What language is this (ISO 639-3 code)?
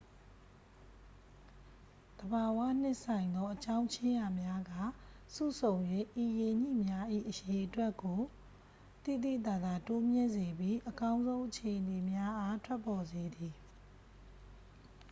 mya